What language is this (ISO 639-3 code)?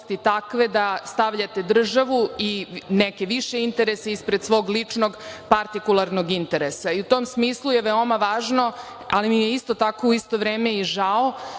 srp